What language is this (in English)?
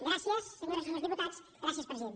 Catalan